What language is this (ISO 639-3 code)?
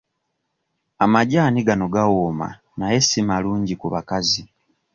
lug